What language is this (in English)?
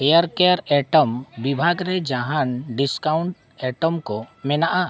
Santali